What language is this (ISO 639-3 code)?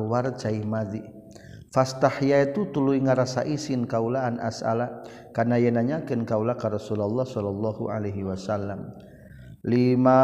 msa